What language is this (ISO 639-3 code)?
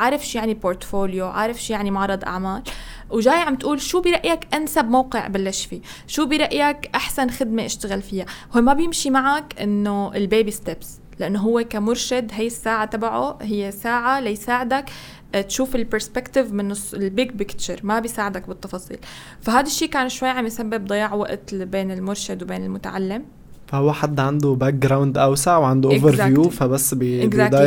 ara